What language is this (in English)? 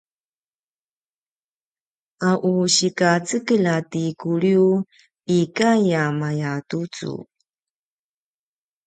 Paiwan